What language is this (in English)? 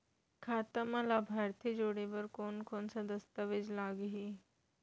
Chhattisgarhi